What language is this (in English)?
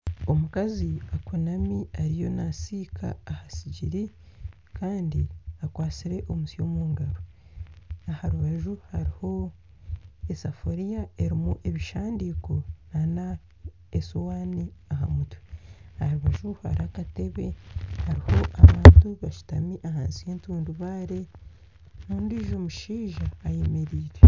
Nyankole